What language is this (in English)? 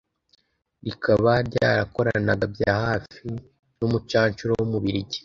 Kinyarwanda